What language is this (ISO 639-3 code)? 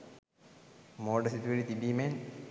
sin